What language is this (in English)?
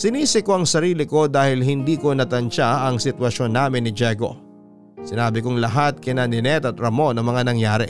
Filipino